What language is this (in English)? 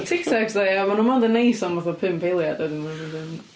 Welsh